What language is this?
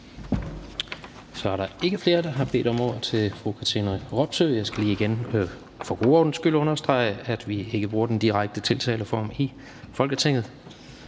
Danish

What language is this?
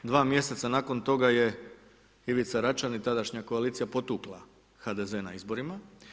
Croatian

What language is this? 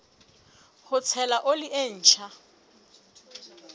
Southern Sotho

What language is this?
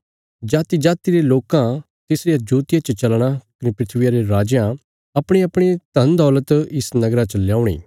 Bilaspuri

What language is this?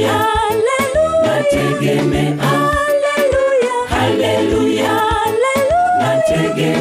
Swahili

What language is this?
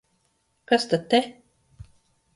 Latvian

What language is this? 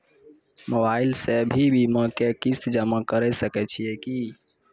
Maithili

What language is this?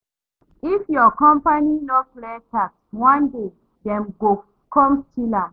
Nigerian Pidgin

